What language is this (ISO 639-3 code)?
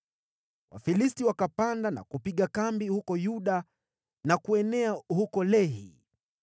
swa